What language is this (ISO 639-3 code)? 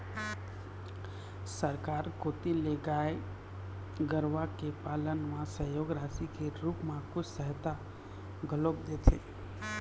hne